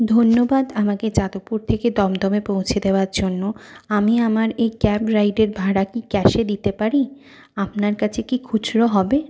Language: Bangla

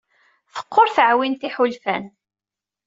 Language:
Kabyle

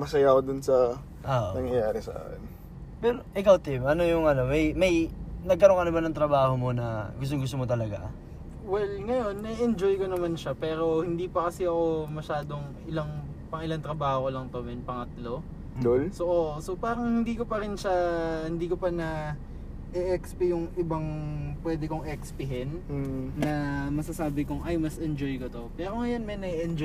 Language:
Filipino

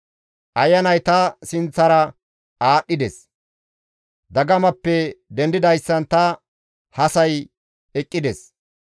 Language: Gamo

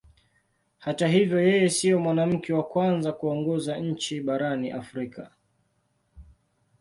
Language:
Swahili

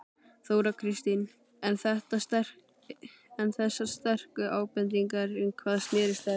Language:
Icelandic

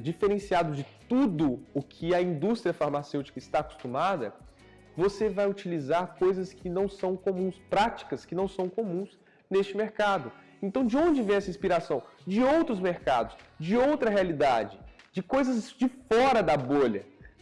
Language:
Portuguese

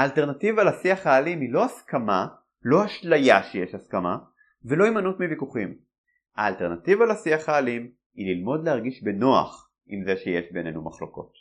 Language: Hebrew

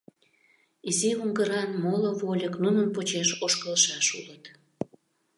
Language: Mari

